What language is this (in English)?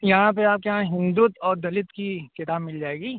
Urdu